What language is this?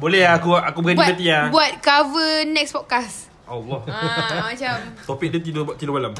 Malay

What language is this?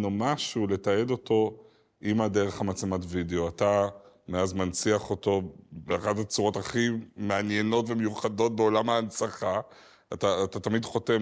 Hebrew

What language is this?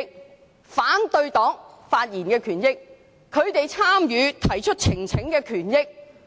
Cantonese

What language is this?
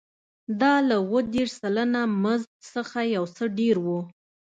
Pashto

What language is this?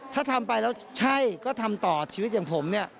Thai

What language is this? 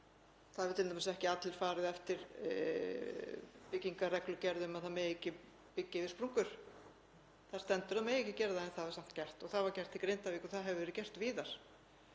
Icelandic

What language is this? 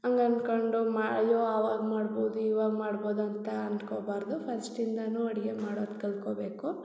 Kannada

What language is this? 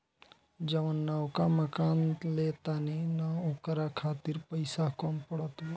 Bhojpuri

